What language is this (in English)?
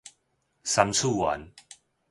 Min Nan Chinese